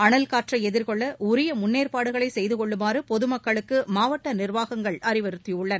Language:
Tamil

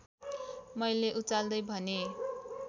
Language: Nepali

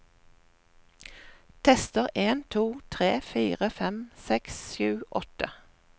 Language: Norwegian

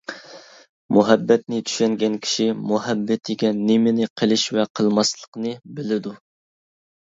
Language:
Uyghur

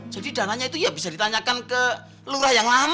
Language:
Indonesian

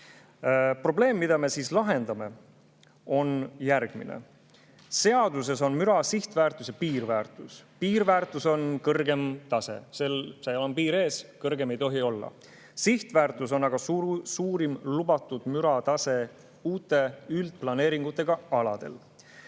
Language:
Estonian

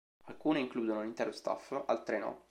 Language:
Italian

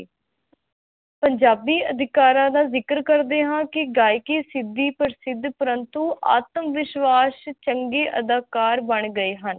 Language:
Punjabi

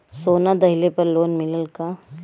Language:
Bhojpuri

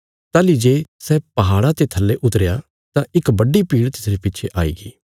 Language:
Bilaspuri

